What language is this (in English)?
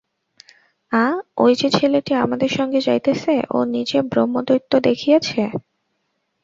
Bangla